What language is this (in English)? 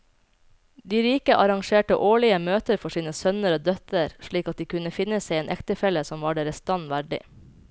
Norwegian